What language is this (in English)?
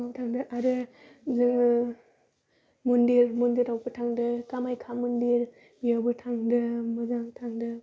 Bodo